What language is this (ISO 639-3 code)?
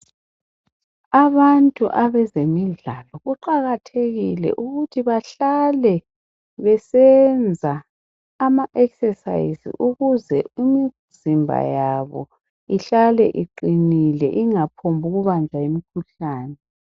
nde